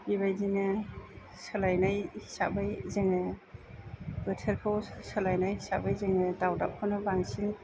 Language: Bodo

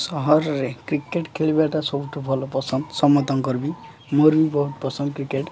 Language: Odia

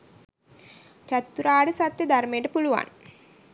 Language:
Sinhala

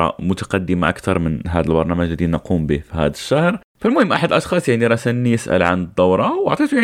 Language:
Arabic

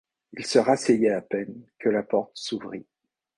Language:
French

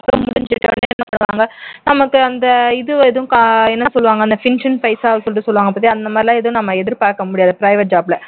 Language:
Tamil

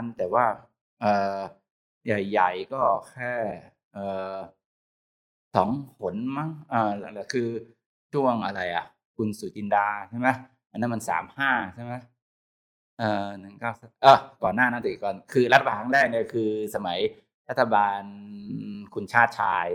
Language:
Thai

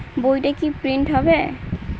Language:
Bangla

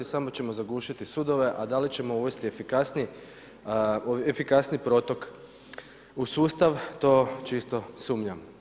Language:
Croatian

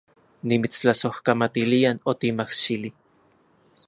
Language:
Central Puebla Nahuatl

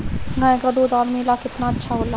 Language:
Bhojpuri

